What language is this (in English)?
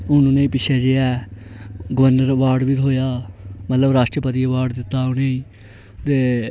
Dogri